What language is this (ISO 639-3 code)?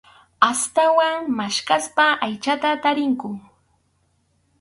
qxu